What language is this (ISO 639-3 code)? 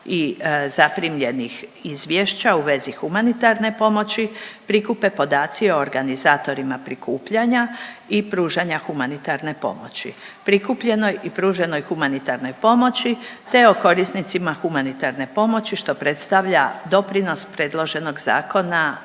hrv